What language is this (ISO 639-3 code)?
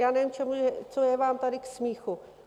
ces